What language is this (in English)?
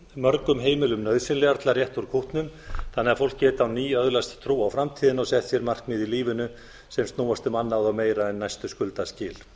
Icelandic